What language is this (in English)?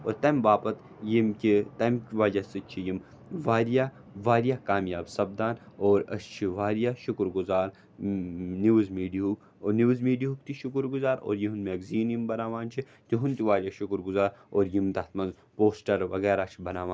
Kashmiri